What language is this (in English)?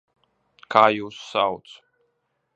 Latvian